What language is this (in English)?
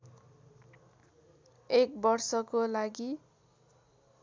Nepali